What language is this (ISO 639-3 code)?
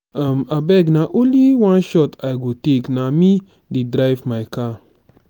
pcm